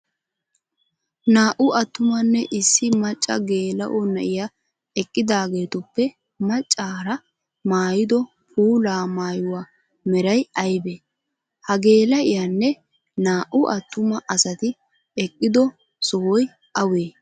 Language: Wolaytta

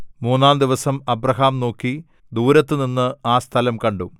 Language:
Malayalam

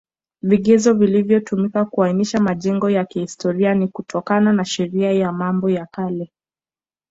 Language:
Swahili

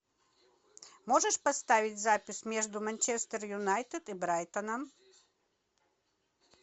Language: Russian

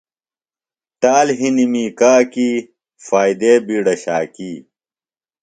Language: Phalura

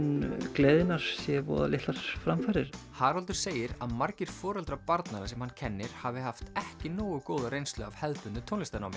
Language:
Icelandic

